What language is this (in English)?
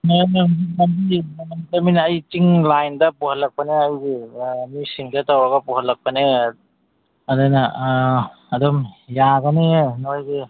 Manipuri